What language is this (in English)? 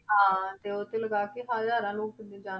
Punjabi